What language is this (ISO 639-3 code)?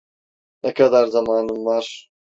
tur